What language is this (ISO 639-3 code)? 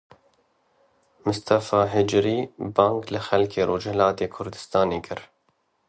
kur